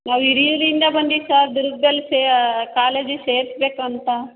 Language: Kannada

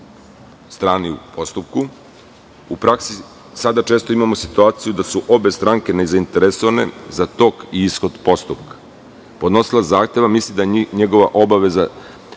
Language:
Serbian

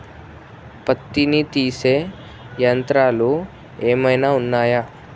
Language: Telugu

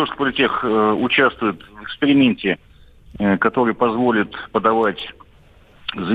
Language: Russian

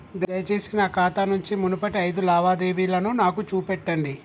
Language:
Telugu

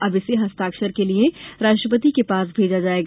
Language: Hindi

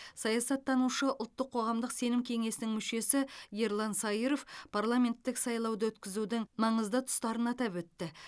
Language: Kazakh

